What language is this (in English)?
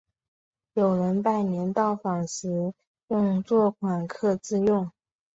Chinese